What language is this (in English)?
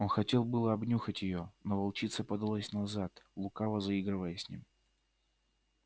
Russian